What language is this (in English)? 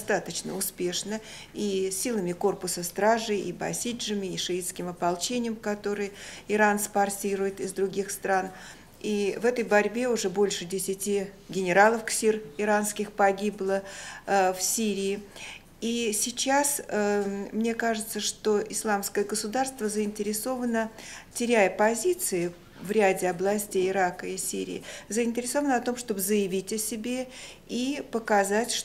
Russian